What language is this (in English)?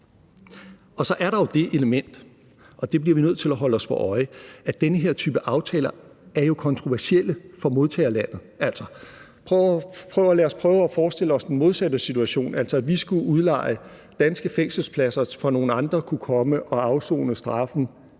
Danish